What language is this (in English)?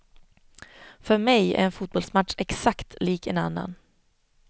Swedish